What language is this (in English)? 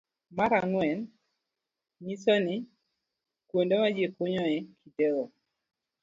Luo (Kenya and Tanzania)